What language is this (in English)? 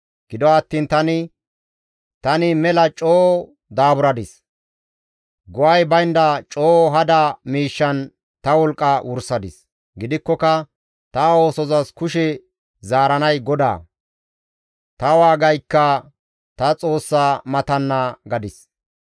Gamo